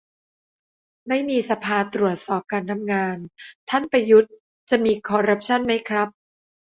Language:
Thai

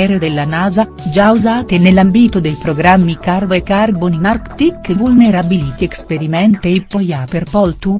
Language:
Italian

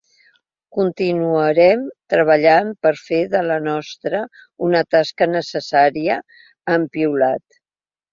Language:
Catalan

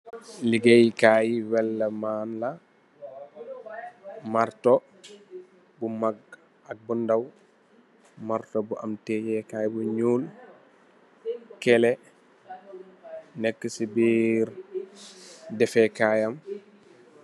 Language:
Wolof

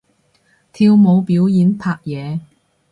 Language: Cantonese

